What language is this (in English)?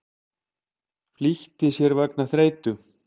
Icelandic